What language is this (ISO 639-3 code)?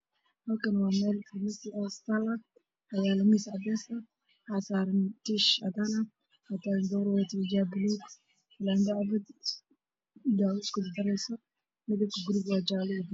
som